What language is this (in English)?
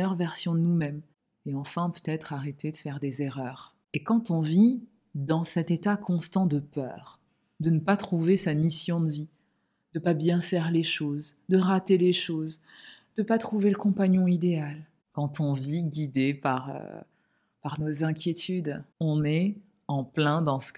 French